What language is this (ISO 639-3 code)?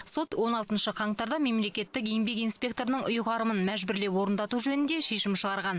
kaz